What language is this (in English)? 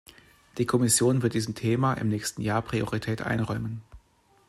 German